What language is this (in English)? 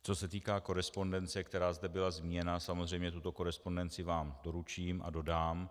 Czech